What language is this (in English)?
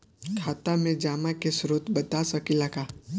Bhojpuri